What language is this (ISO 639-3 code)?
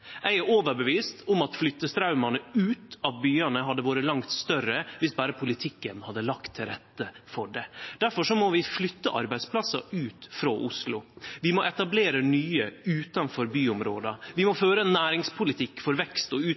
nno